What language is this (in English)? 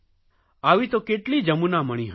Gujarati